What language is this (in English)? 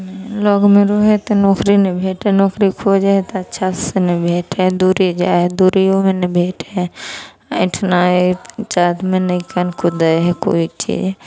Maithili